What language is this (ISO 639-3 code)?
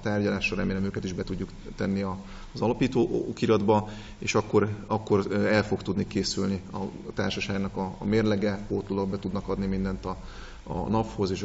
hun